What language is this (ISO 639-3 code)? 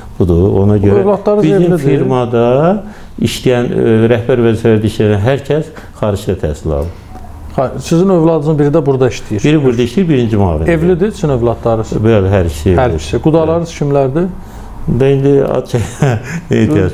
tur